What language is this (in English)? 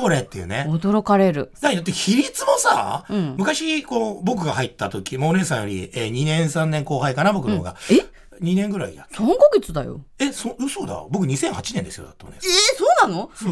Japanese